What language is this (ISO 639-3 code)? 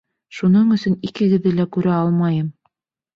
bak